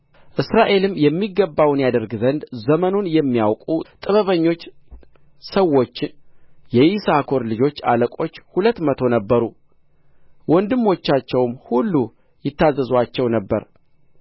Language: Amharic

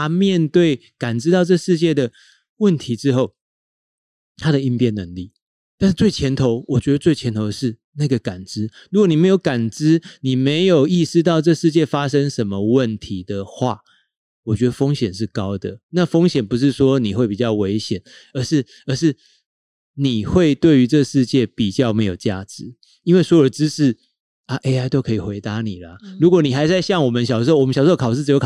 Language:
Chinese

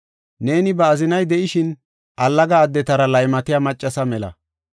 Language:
Gofa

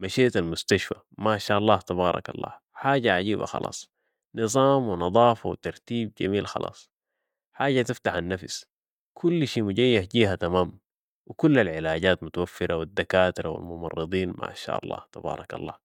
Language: Sudanese Arabic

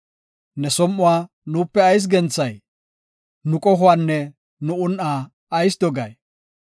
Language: Gofa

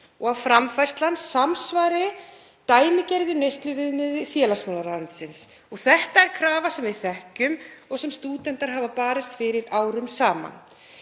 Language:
Icelandic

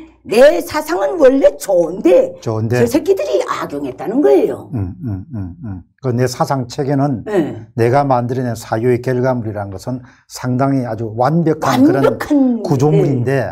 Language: Korean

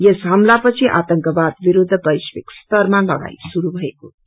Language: Nepali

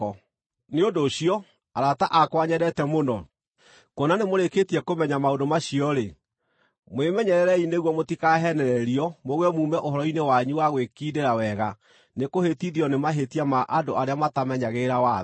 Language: Kikuyu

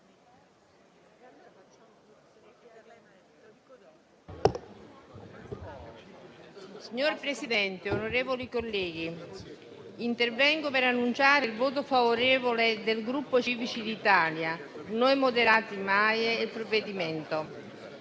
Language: Italian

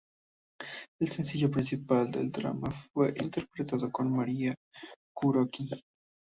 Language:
Spanish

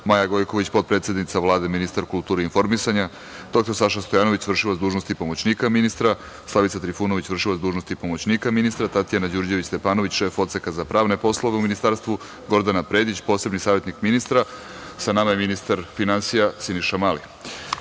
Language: Serbian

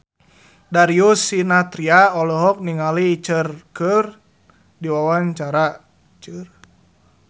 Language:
Sundanese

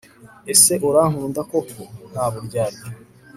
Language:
Kinyarwanda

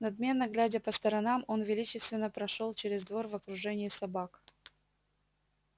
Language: Russian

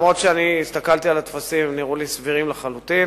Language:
Hebrew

